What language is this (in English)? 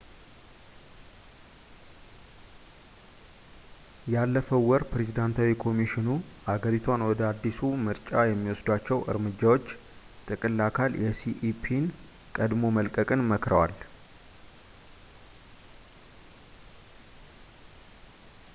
Amharic